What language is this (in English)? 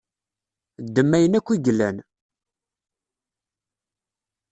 Kabyle